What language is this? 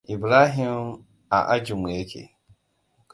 Hausa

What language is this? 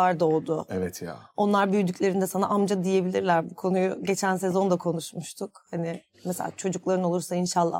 Turkish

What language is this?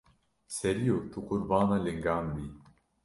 Kurdish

